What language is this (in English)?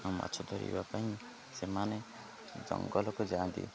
Odia